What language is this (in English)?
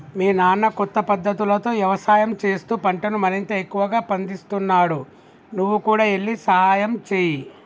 Telugu